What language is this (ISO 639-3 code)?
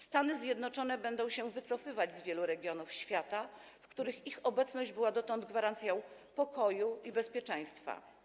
pol